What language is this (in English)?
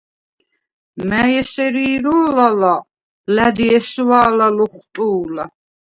Svan